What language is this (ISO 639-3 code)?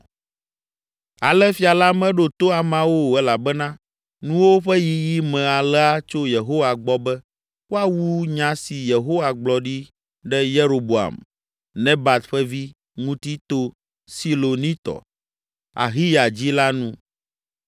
ewe